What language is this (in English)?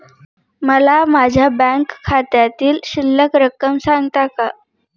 Marathi